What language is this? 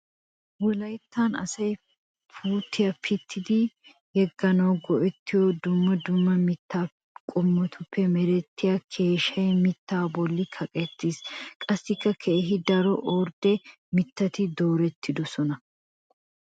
Wolaytta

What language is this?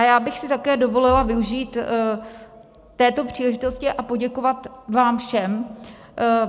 Czech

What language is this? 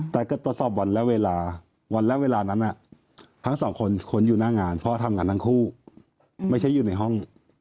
Thai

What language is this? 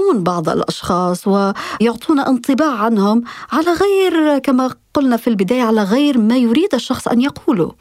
Arabic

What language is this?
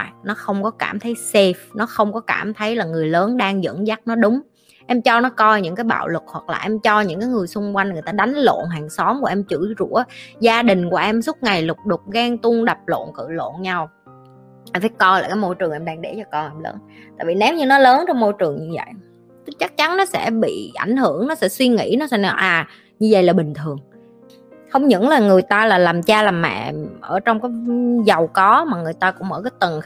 Vietnamese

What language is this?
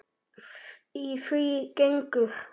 Icelandic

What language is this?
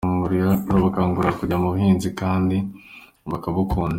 Kinyarwanda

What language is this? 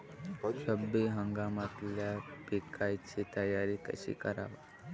Marathi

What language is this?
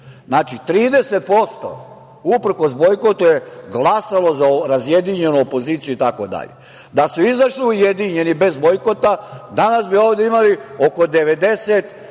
Serbian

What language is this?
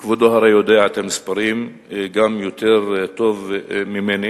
Hebrew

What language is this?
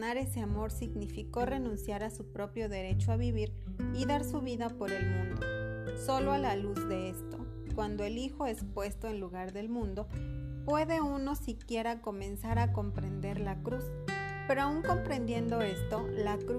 Spanish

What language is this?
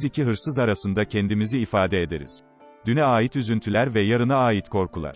Turkish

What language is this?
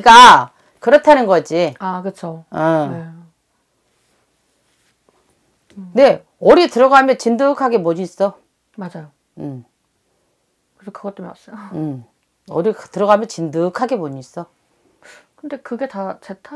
Korean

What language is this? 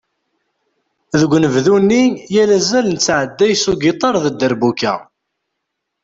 Kabyle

